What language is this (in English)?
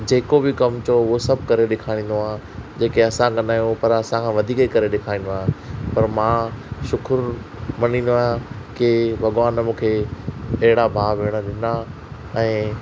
Sindhi